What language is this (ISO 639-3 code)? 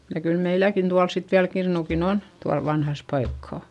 fin